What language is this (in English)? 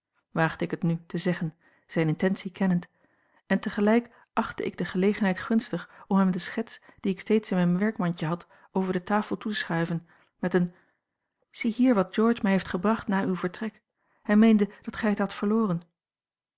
Dutch